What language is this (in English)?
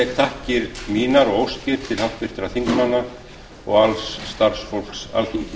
Icelandic